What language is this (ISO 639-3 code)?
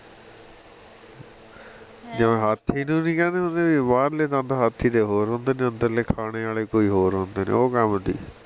pan